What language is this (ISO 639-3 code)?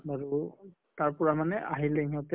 asm